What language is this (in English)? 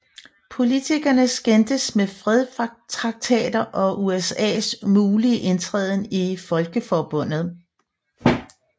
Danish